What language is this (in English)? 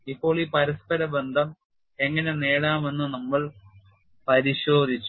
Malayalam